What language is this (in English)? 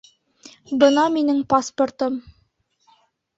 Bashkir